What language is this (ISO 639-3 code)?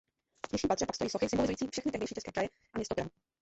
ces